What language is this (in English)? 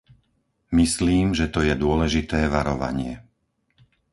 Slovak